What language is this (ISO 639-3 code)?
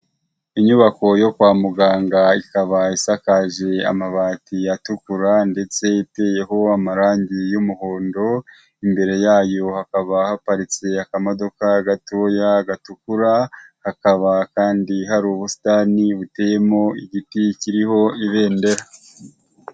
kin